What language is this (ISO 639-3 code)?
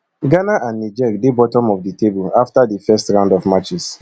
pcm